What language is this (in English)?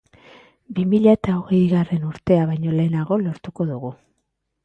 Basque